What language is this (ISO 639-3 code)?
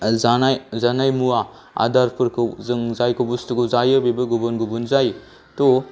brx